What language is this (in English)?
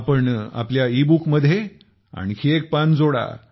Marathi